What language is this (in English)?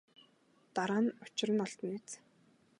Mongolian